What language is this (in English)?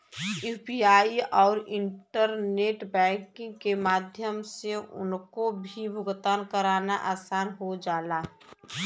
Bhojpuri